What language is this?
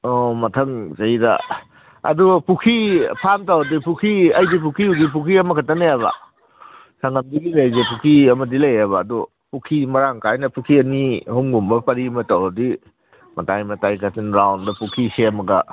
Manipuri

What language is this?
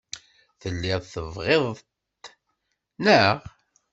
Kabyle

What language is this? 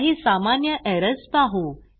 Marathi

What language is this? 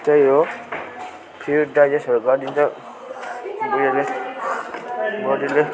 Nepali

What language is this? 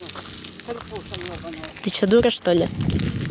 Russian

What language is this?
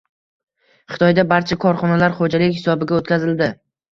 Uzbek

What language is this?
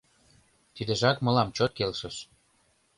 Mari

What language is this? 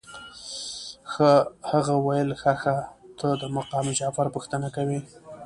Pashto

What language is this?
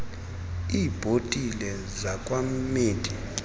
Xhosa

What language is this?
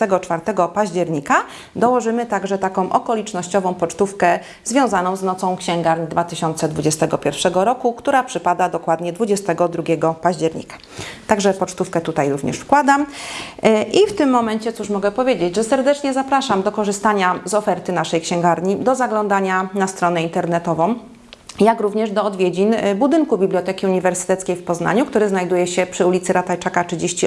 Polish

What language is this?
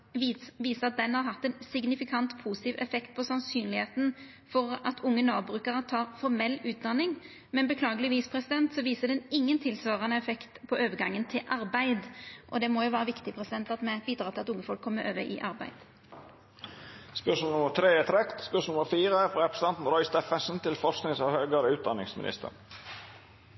Norwegian Nynorsk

